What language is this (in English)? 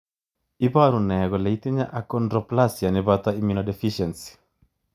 Kalenjin